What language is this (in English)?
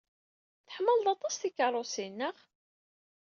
Kabyle